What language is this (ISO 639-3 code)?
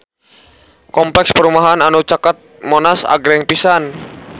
sun